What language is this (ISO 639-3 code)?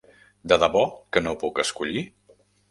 cat